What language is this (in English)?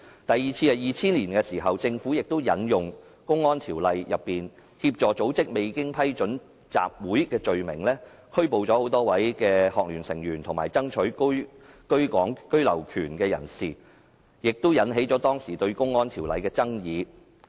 Cantonese